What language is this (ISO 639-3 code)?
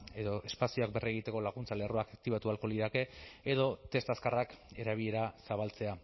eus